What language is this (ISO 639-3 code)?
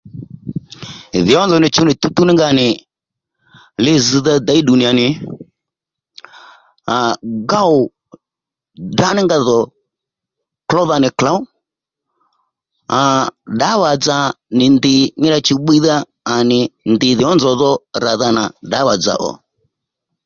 led